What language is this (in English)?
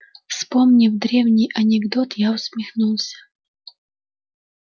Russian